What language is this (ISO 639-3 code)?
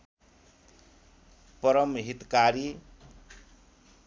nep